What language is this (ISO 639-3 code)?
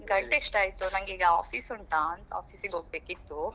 kan